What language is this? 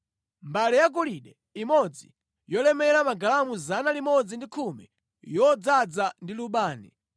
Nyanja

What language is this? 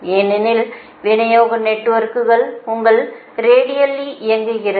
Tamil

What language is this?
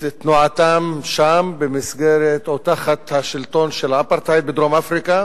Hebrew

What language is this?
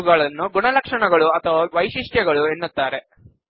Kannada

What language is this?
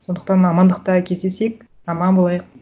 Kazakh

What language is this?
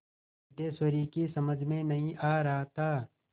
Hindi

